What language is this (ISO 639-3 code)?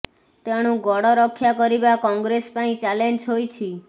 ori